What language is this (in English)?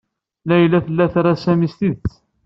Kabyle